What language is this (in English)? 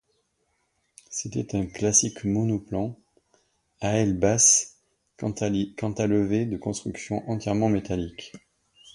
French